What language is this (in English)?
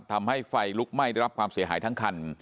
Thai